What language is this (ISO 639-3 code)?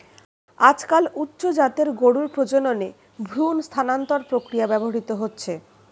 ben